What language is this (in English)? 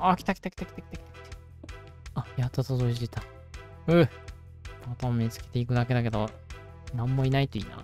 Japanese